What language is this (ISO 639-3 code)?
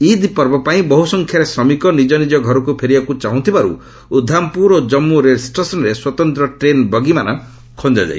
ori